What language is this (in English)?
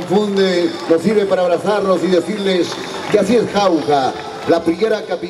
Spanish